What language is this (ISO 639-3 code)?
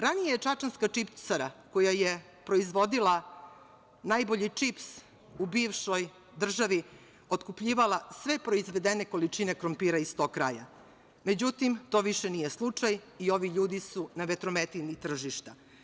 srp